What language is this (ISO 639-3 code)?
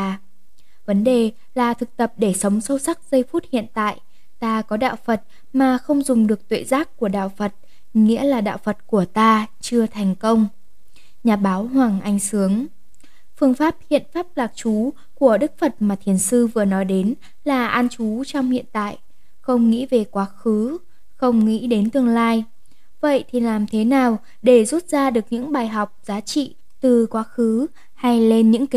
vie